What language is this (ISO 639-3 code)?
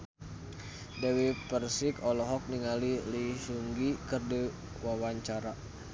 sun